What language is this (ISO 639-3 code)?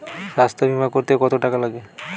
ben